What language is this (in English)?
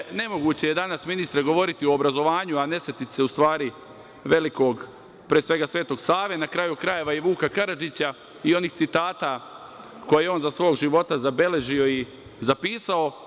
Serbian